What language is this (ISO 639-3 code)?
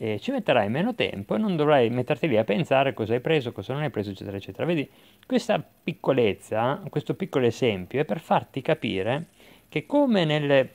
ita